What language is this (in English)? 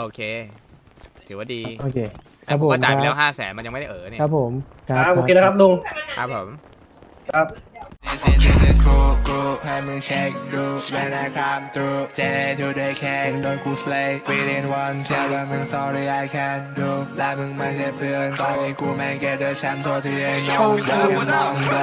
Thai